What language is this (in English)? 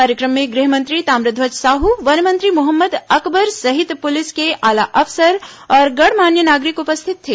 Hindi